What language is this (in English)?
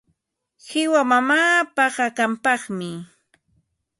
Ambo-Pasco Quechua